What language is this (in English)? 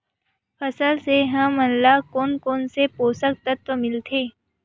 Chhattisgarhi